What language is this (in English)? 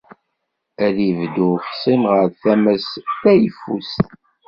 Kabyle